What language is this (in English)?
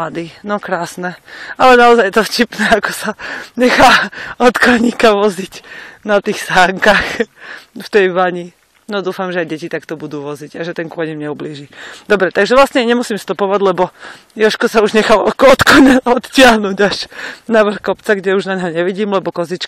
Slovak